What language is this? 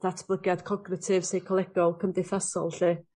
Welsh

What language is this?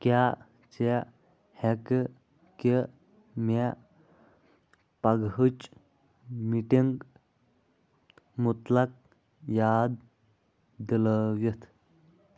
Kashmiri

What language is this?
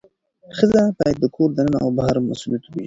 Pashto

